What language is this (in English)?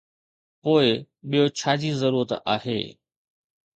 Sindhi